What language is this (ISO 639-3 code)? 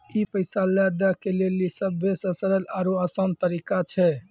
mai